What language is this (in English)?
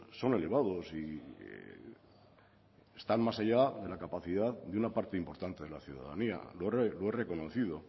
Spanish